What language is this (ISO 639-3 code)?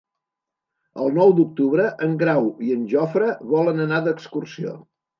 cat